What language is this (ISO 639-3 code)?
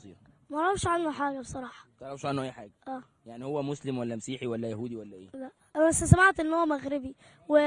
ara